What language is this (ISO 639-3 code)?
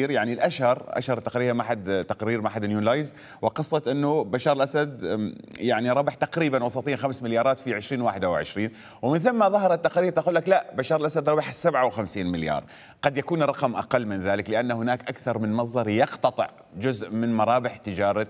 ara